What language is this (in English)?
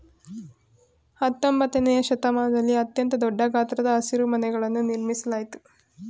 Kannada